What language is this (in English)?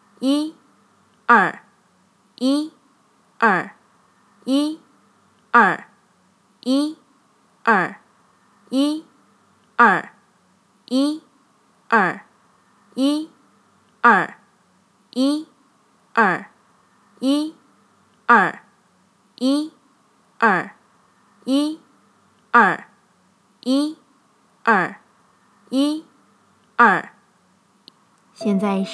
Chinese